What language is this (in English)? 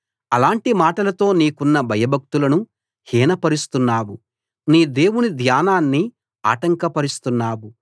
Telugu